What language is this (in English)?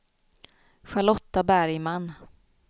Swedish